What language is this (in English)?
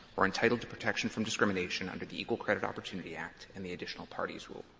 English